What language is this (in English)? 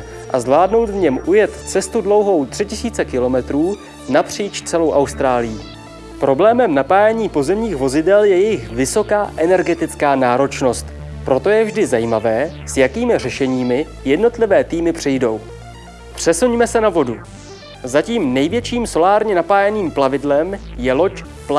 Czech